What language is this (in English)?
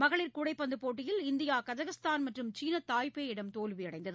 Tamil